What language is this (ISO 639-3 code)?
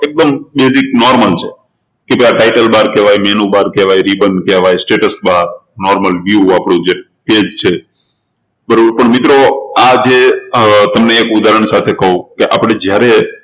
guj